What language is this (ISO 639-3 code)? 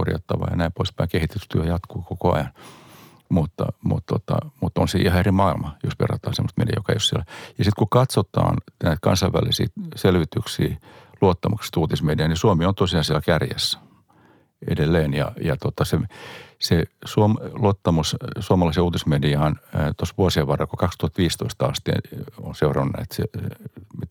fin